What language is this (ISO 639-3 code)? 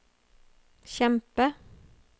nor